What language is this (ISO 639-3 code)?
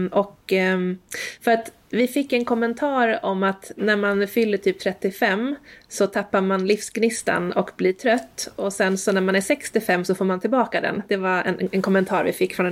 swe